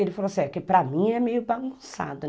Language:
Portuguese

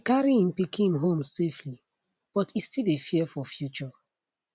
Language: Nigerian Pidgin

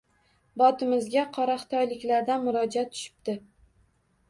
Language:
Uzbek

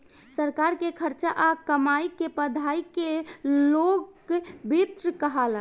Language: Bhojpuri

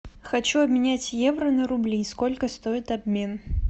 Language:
Russian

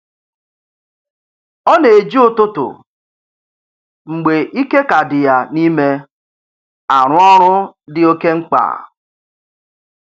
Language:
Igbo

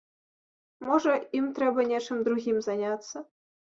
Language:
Belarusian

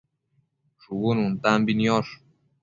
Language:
Matsés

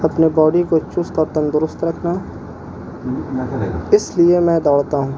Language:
Urdu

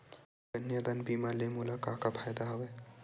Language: Chhattisgarhi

